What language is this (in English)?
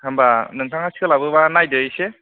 Bodo